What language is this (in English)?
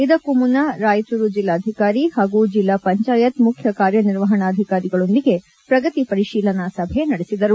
Kannada